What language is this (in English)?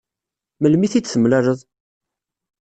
Kabyle